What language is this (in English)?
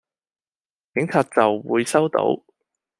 Cantonese